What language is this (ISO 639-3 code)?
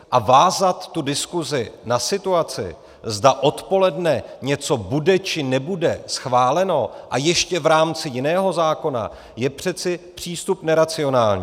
ces